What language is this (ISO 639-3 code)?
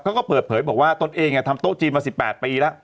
tha